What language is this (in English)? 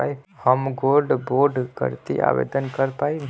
Bhojpuri